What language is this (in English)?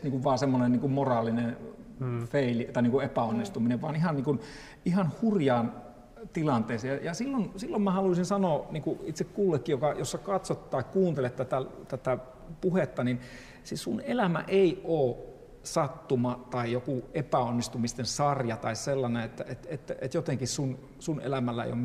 Finnish